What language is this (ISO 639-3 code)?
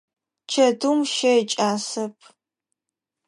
ady